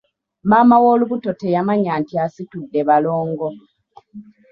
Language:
Ganda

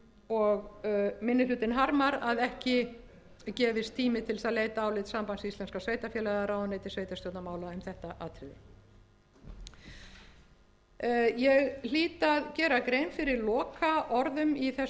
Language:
Icelandic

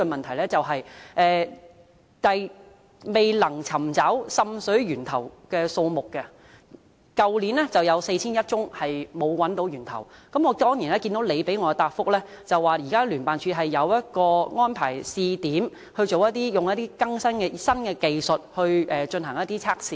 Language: Cantonese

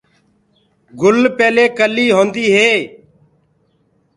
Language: Gurgula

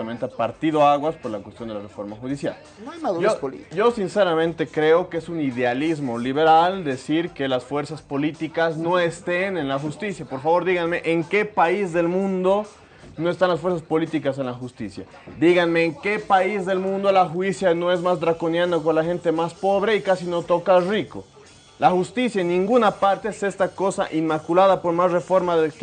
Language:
Spanish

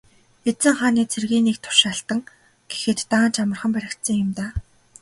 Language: Mongolian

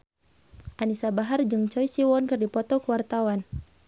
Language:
Sundanese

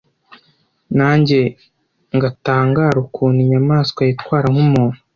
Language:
Kinyarwanda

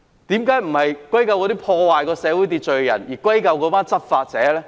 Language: Cantonese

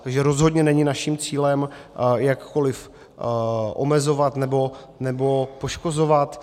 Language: Czech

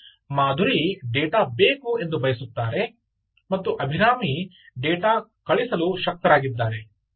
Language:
Kannada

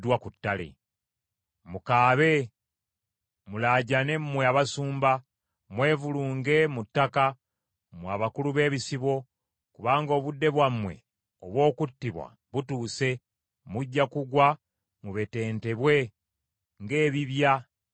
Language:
Ganda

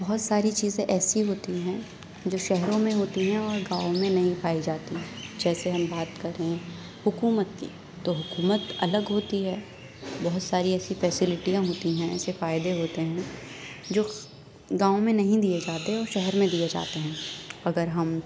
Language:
Urdu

